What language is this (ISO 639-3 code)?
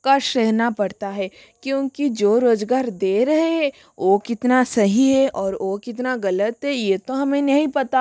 hin